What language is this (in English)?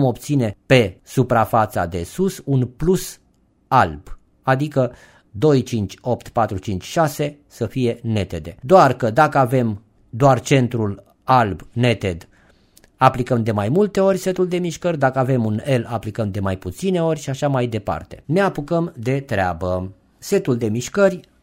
Romanian